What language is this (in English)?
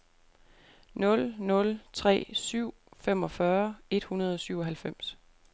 Danish